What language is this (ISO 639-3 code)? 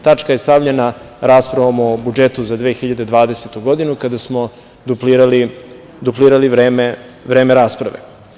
srp